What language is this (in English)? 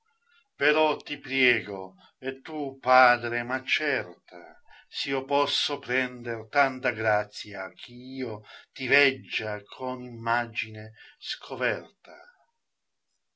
Italian